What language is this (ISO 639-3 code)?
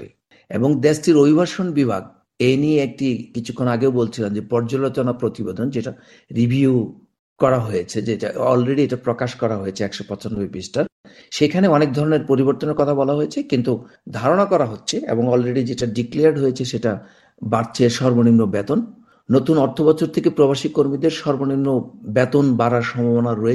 ben